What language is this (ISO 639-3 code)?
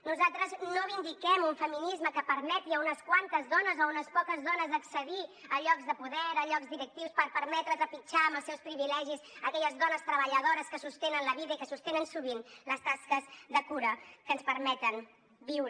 cat